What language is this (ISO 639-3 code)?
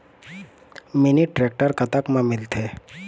hne